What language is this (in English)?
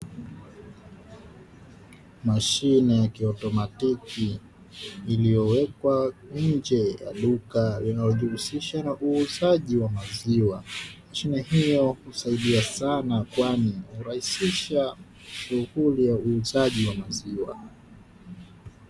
Swahili